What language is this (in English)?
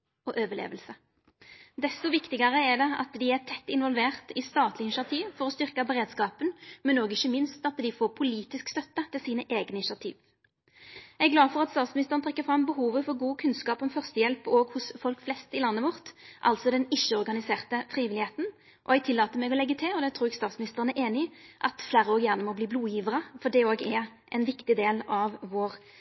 Norwegian Nynorsk